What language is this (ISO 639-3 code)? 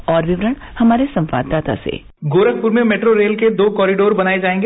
hin